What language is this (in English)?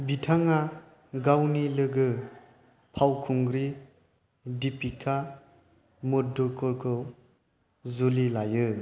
Bodo